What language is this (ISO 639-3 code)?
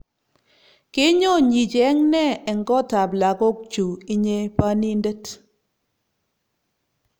kln